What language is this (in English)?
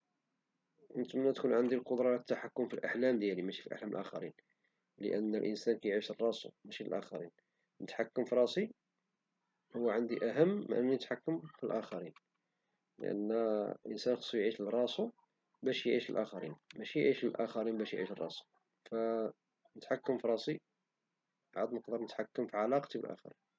Moroccan Arabic